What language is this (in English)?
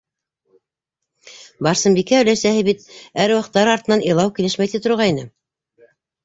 Bashkir